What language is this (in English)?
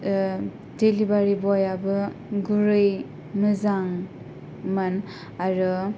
Bodo